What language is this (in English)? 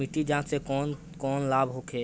Bhojpuri